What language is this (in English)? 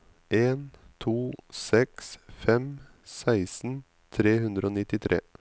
Norwegian